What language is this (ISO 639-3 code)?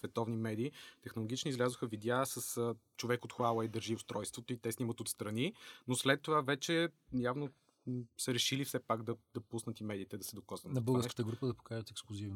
bul